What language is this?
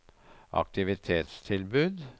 Norwegian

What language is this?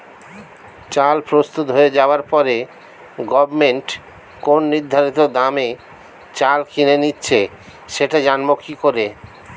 Bangla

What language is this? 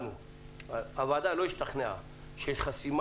Hebrew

